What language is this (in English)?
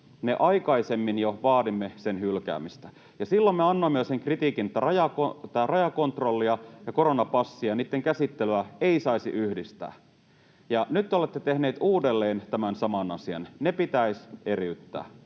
Finnish